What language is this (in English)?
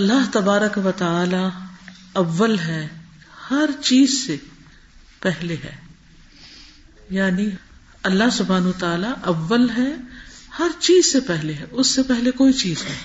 Urdu